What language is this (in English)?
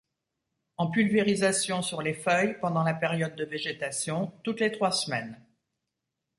French